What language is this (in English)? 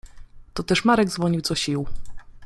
Polish